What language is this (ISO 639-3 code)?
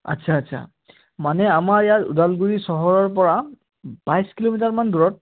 asm